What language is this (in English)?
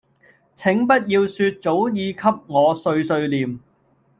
Cantonese